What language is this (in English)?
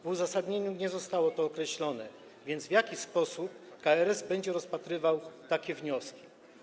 Polish